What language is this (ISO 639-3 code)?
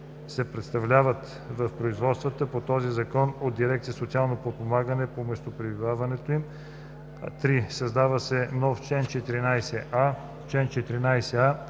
bul